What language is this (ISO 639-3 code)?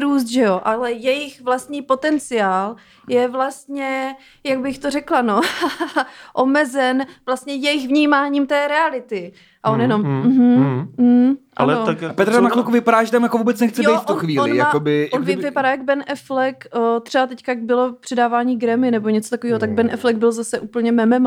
ces